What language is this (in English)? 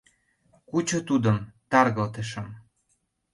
Mari